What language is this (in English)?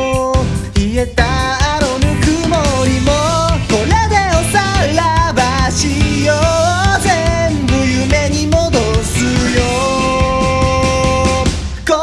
Japanese